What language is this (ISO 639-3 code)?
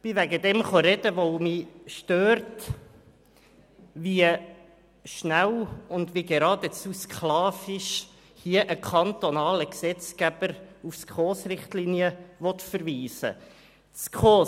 gsw